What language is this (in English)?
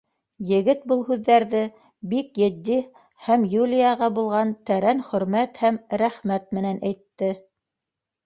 Bashkir